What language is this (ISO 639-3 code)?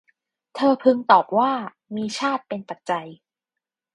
tha